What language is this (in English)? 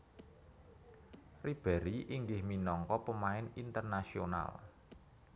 Javanese